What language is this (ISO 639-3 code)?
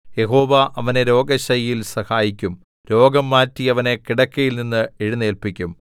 mal